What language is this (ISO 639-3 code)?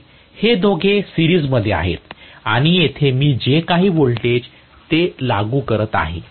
mar